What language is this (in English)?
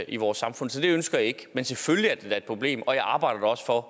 Danish